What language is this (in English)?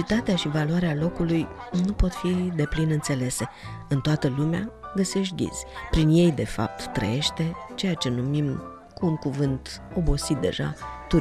Romanian